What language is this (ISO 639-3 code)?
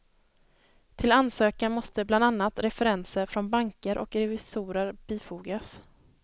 swe